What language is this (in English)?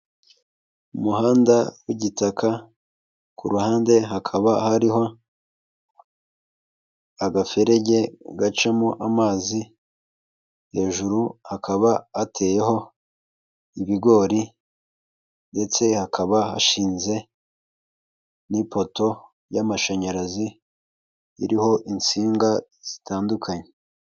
Kinyarwanda